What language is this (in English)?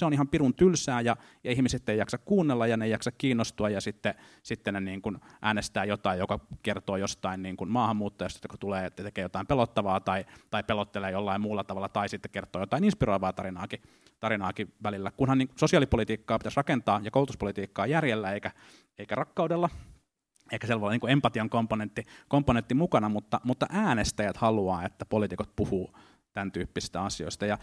Finnish